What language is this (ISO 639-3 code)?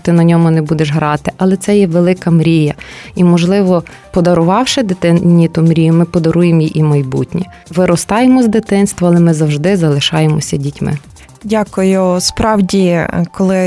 ukr